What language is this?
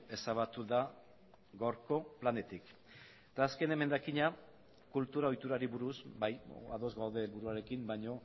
Basque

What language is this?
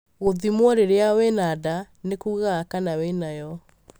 Kikuyu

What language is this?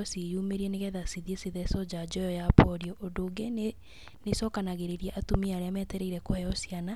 Kikuyu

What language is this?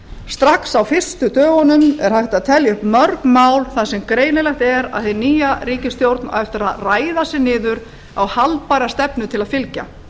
Icelandic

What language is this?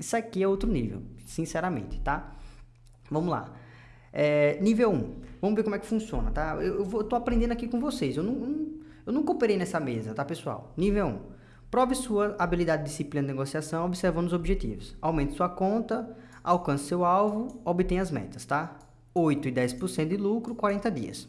Portuguese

